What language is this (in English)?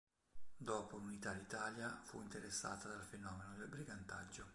Italian